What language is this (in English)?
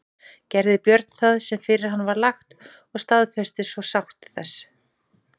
Icelandic